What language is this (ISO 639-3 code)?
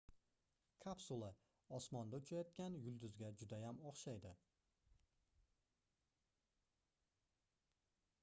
uzb